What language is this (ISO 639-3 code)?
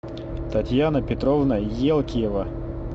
rus